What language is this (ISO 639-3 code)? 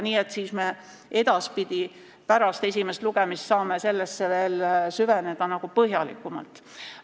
est